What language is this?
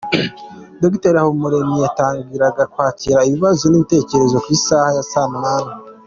Kinyarwanda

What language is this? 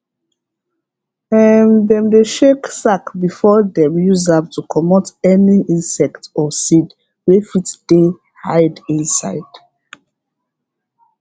Nigerian Pidgin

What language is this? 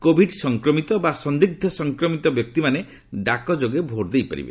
Odia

